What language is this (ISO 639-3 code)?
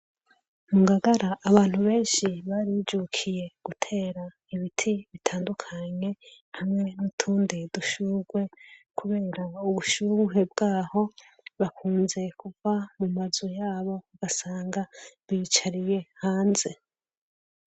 run